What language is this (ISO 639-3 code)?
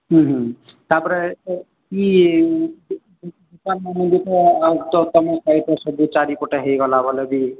ori